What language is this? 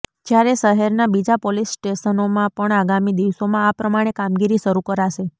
Gujarati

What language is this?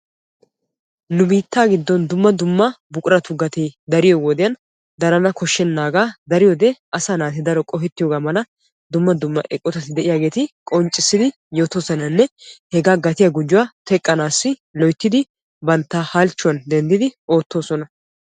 Wolaytta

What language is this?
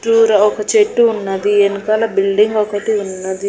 Telugu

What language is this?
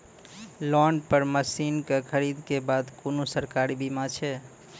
Maithili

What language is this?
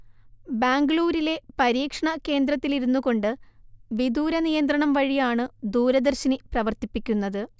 Malayalam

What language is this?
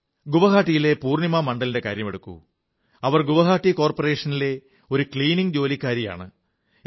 Malayalam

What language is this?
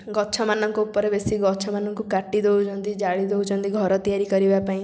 Odia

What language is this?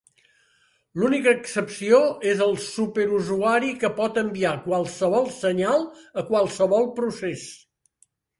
Catalan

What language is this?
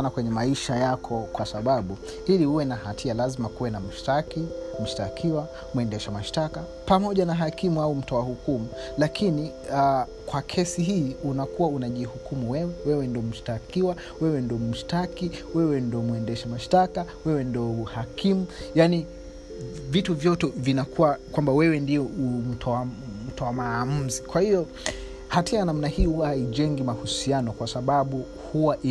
Swahili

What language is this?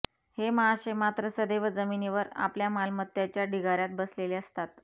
Marathi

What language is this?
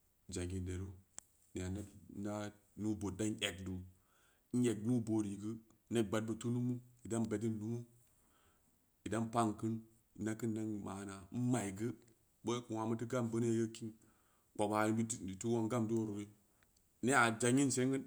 Samba Leko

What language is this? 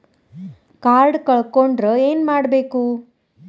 Kannada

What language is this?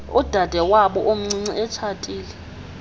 Xhosa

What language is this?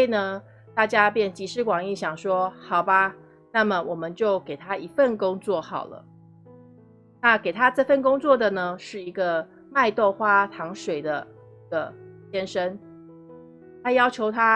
Chinese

